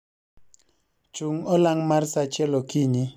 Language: Luo (Kenya and Tanzania)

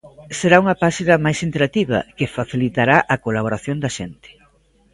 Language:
Galician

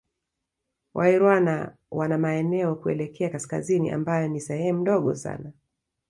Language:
Swahili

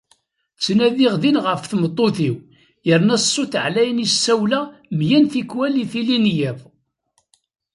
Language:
Kabyle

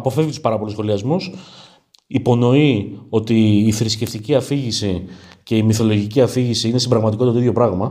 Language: Greek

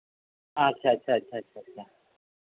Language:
Santali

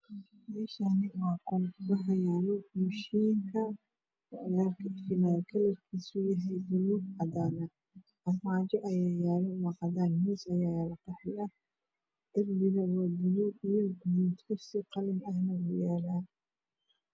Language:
Somali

